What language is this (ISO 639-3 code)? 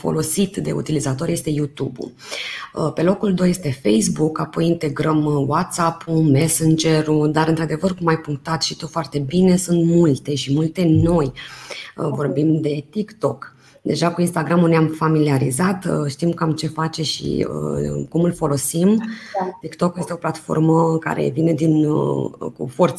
ron